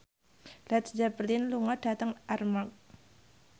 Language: Javanese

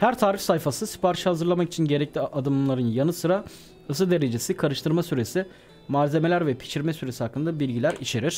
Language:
Turkish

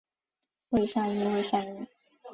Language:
Chinese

